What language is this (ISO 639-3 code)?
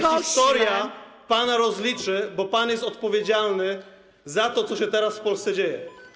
pol